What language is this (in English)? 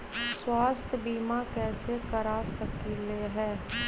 Magahi